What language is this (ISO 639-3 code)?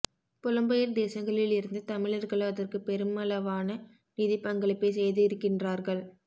tam